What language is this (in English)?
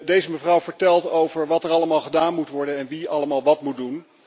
Dutch